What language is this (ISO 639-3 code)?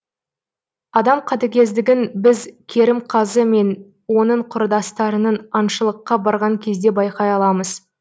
kaz